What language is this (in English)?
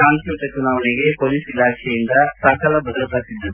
Kannada